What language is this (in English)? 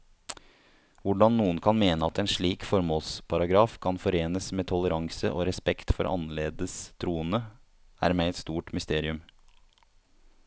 Norwegian